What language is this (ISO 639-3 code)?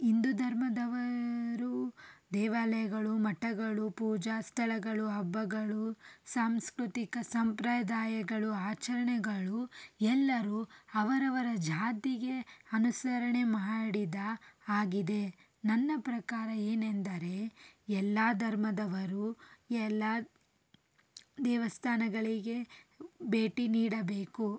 kan